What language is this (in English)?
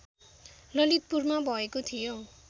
Nepali